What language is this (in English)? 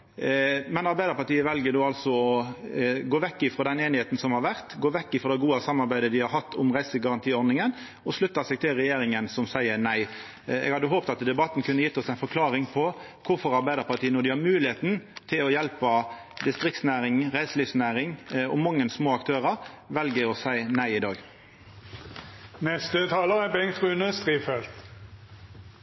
Norwegian